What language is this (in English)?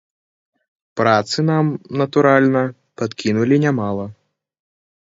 Belarusian